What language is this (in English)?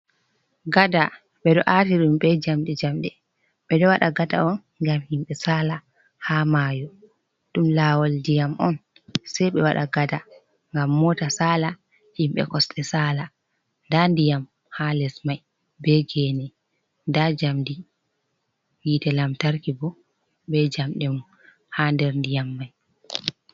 Fula